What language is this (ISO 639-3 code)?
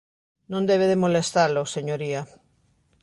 glg